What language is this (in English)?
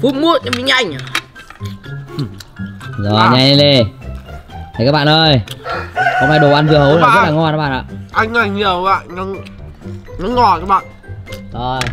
Vietnamese